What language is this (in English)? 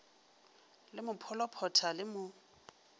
Northern Sotho